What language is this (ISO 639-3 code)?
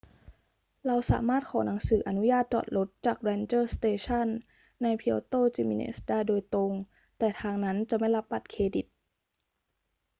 tha